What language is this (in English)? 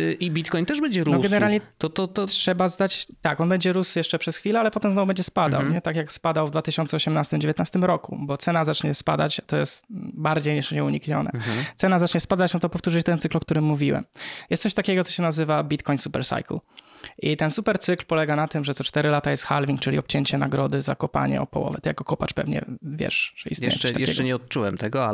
Polish